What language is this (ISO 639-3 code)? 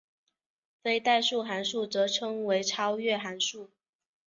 zho